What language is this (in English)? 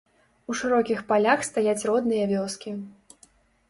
Belarusian